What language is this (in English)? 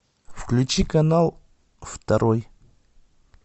Russian